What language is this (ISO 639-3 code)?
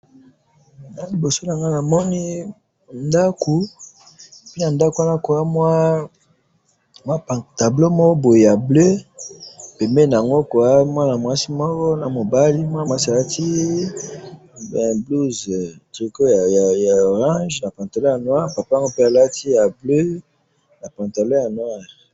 lin